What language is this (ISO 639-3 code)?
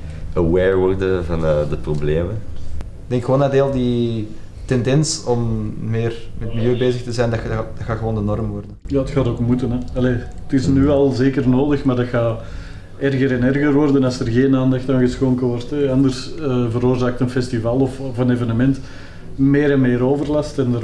nld